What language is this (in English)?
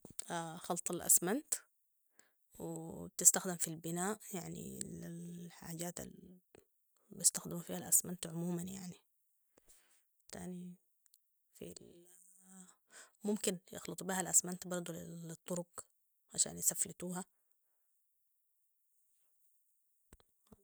Sudanese Arabic